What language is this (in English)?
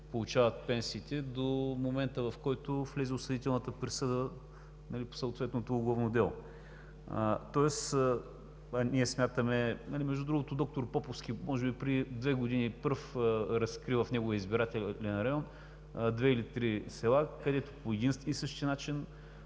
Bulgarian